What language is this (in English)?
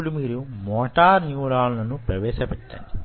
Telugu